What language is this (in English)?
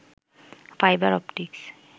Bangla